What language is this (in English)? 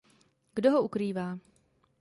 Czech